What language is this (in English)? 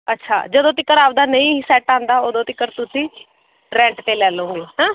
Punjabi